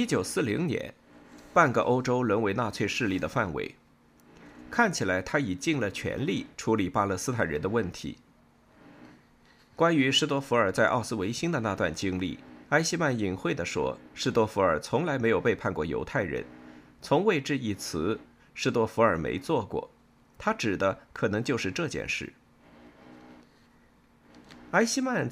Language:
Chinese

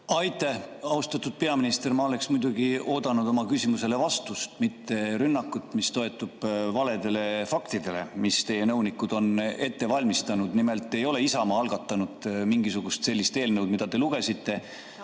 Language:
Estonian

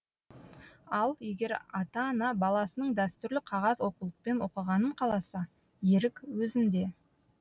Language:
Kazakh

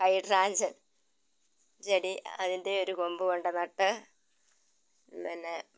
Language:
Malayalam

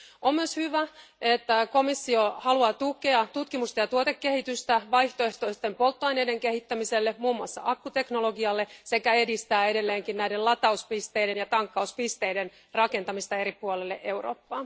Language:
Finnish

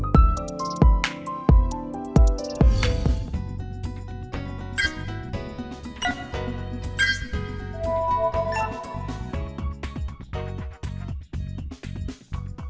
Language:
Vietnamese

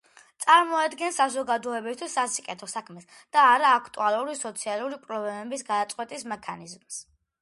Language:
Georgian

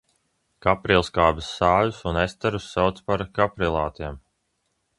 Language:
Latvian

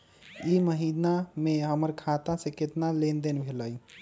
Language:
Magahi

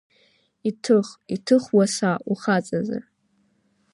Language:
Abkhazian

